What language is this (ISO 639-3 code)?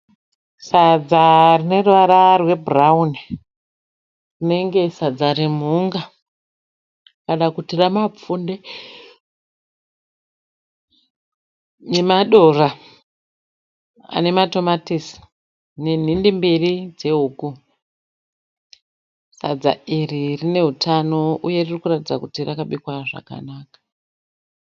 sna